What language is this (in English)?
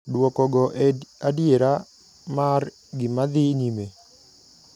Luo (Kenya and Tanzania)